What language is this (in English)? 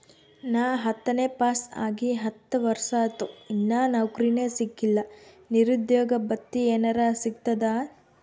Kannada